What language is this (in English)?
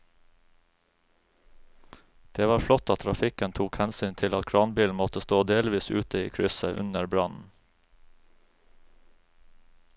Norwegian